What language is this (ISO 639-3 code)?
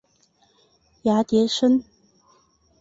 zho